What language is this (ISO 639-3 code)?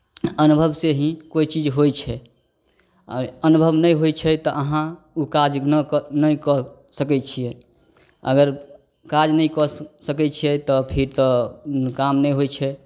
mai